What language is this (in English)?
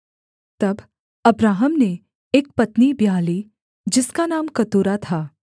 Hindi